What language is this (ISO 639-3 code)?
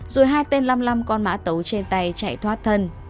vie